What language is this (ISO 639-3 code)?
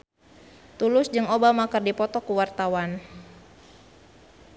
sun